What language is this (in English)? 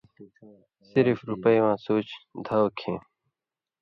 Indus Kohistani